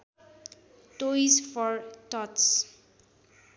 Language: Nepali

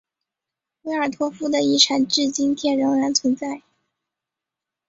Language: Chinese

